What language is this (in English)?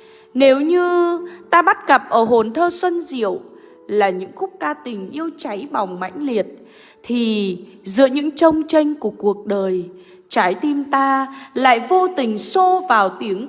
Vietnamese